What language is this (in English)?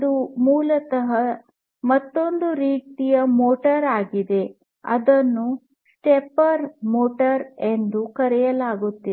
Kannada